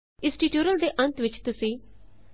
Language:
Punjabi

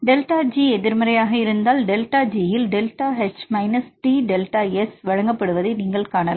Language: Tamil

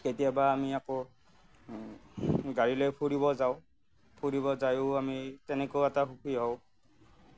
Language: Assamese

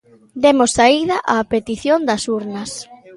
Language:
Galician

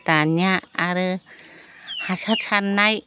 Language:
Bodo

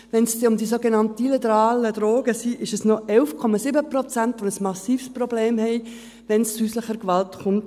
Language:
Swiss German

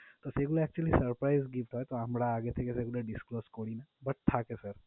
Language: Bangla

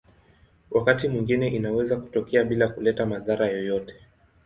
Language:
Swahili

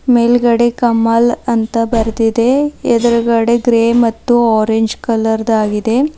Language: Kannada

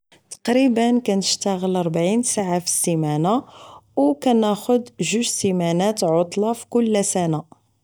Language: Moroccan Arabic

